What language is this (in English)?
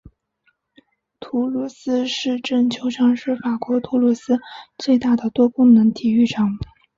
Chinese